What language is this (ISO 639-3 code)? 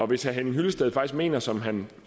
dan